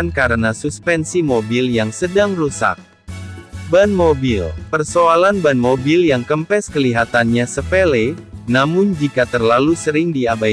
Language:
Indonesian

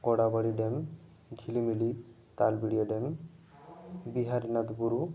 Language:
Santali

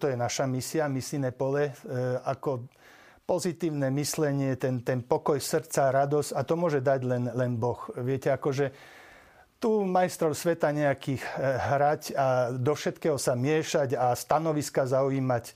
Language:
Slovak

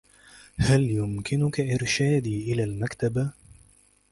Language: Arabic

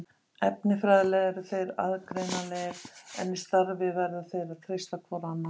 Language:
Icelandic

